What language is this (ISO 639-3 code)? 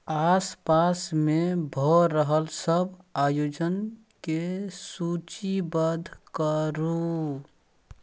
mai